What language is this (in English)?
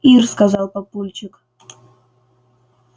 Russian